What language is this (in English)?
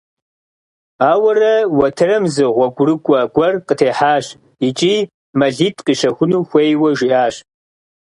Kabardian